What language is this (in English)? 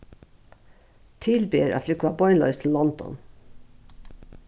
Faroese